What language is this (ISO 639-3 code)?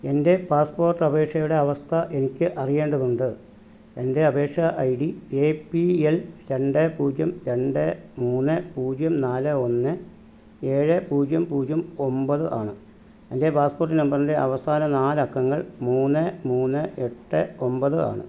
mal